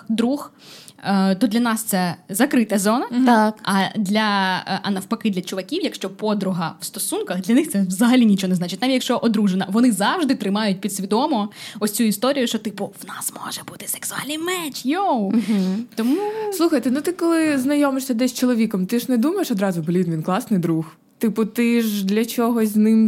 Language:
Ukrainian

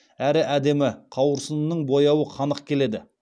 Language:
Kazakh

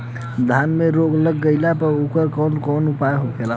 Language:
Bhojpuri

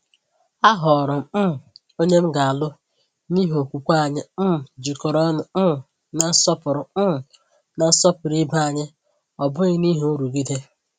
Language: Igbo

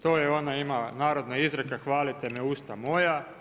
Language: Croatian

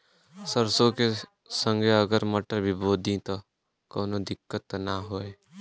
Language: Bhojpuri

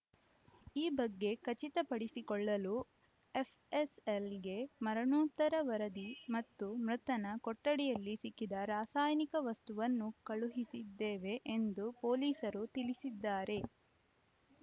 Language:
Kannada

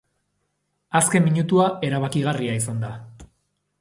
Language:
Basque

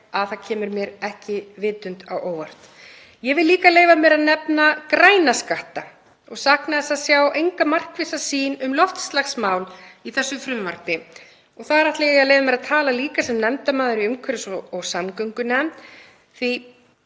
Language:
Icelandic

